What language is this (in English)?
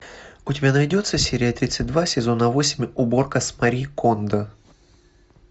Russian